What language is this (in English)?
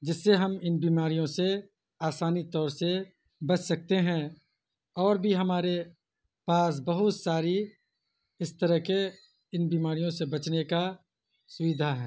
Urdu